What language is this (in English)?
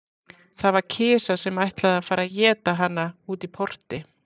Icelandic